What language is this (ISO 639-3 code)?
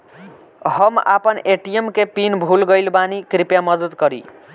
bho